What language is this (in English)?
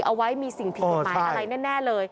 Thai